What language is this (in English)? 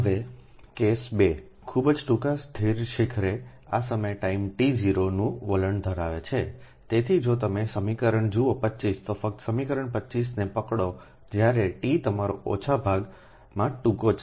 Gujarati